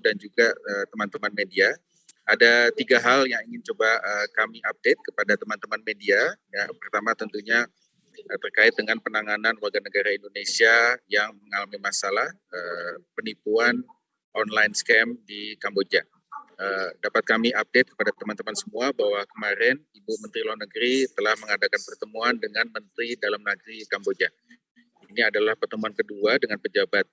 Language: Indonesian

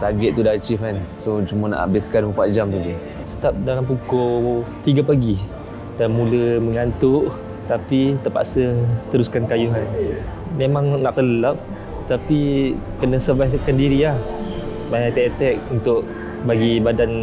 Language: Malay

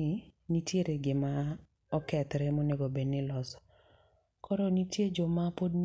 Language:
Luo (Kenya and Tanzania)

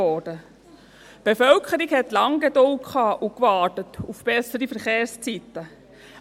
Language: Swiss German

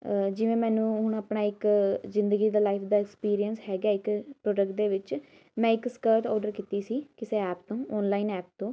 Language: Punjabi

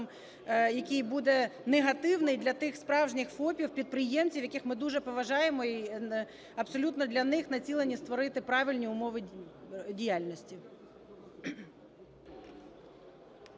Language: Ukrainian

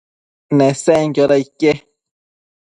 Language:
Matsés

